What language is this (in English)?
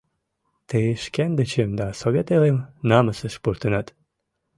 Mari